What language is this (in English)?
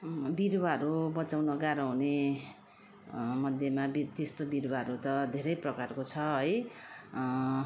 Nepali